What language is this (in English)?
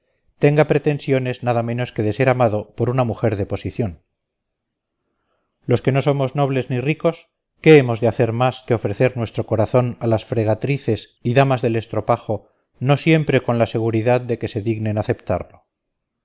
Spanish